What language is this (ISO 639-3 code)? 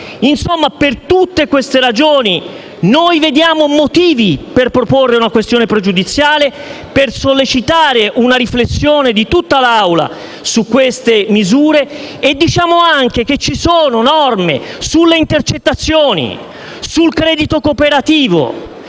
ita